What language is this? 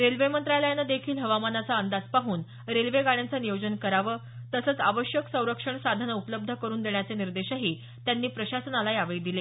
Marathi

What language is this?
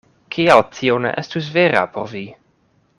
Esperanto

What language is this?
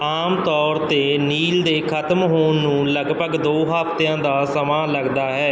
Punjabi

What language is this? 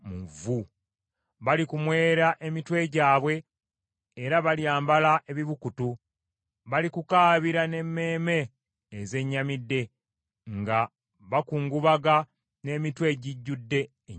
Ganda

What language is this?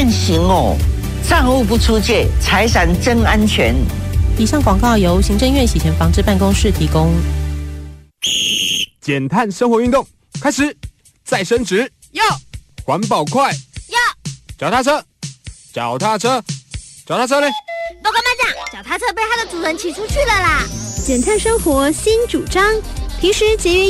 Chinese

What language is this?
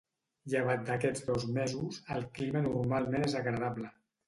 Catalan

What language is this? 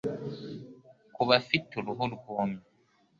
Kinyarwanda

